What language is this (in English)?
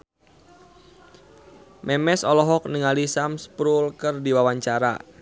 Sundanese